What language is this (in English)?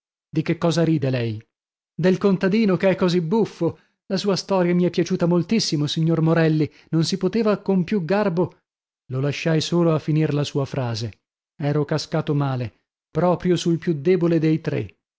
Italian